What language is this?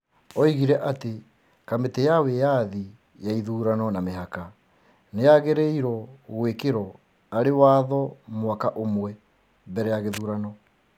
Kikuyu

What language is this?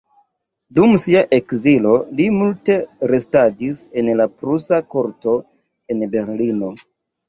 Esperanto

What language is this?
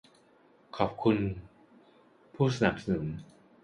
Thai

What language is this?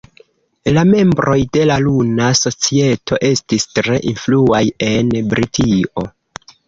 Esperanto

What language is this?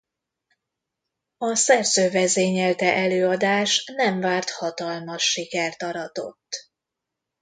Hungarian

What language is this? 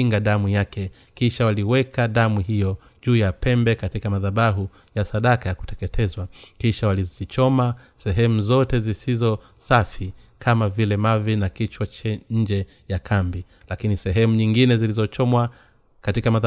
Swahili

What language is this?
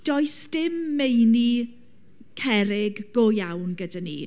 Welsh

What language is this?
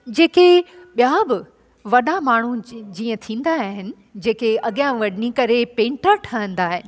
Sindhi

